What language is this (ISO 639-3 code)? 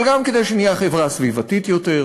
heb